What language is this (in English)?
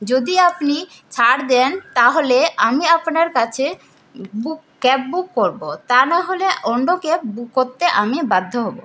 Bangla